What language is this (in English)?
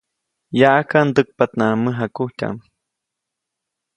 Copainalá Zoque